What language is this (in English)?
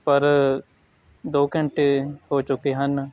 Punjabi